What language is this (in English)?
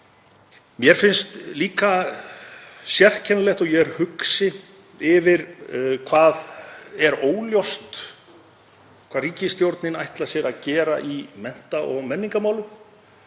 Icelandic